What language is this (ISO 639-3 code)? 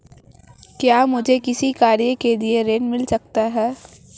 hin